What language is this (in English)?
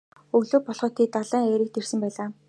Mongolian